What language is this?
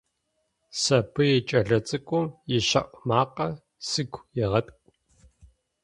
Adyghe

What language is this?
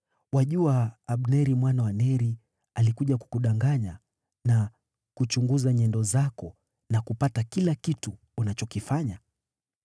Swahili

